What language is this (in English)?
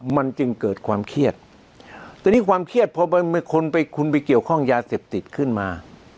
Thai